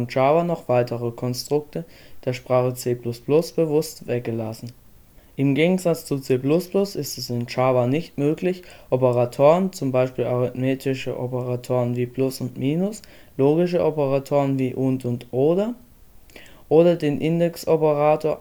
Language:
German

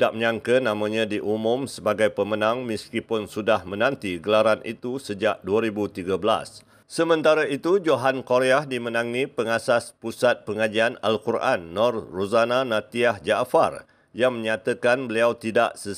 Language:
Malay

